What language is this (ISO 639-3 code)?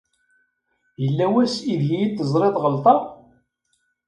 kab